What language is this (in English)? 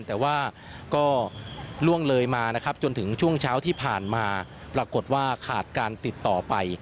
Thai